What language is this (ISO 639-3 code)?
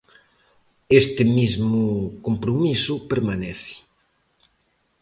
glg